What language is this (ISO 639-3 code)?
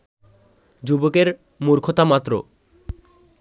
ben